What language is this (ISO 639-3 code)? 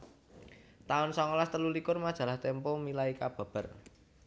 jav